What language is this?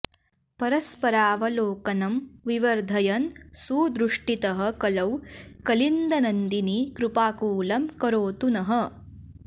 Sanskrit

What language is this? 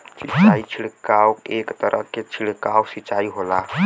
Bhojpuri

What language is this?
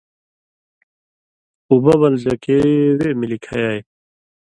Indus Kohistani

